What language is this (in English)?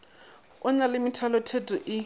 Northern Sotho